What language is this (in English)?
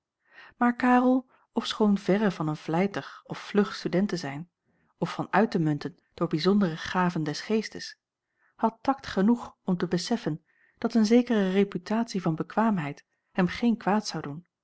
Dutch